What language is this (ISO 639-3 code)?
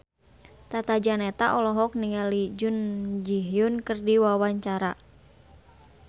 sun